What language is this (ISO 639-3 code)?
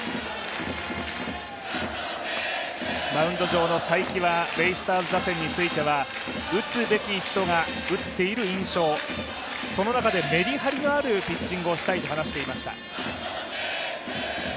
jpn